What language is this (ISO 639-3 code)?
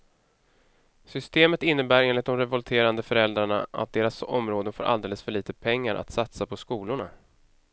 swe